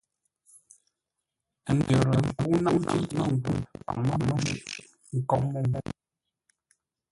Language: Ngombale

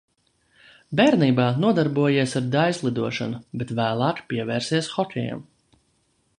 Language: Latvian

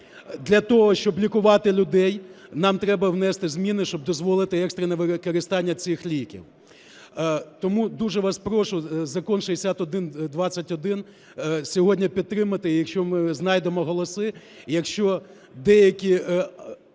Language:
Ukrainian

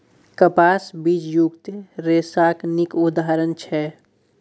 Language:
Maithili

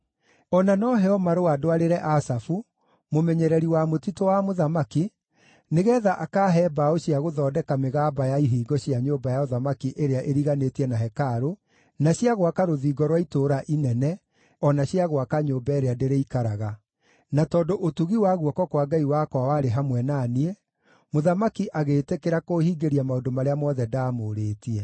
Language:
Kikuyu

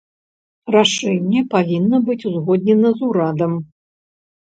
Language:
Belarusian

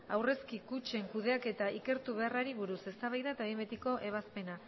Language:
Basque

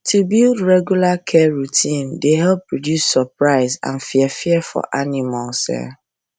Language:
Nigerian Pidgin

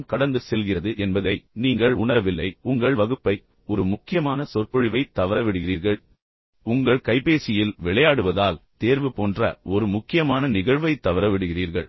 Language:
Tamil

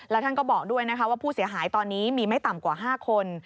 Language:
Thai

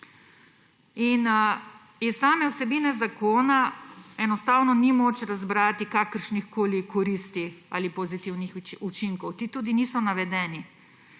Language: Slovenian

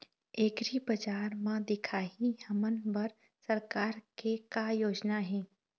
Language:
Chhattisgarhi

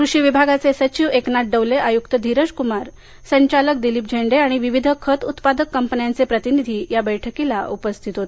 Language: Marathi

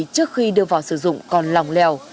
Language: Vietnamese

